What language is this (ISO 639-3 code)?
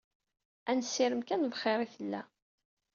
kab